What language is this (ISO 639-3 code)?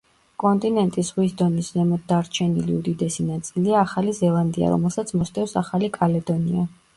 kat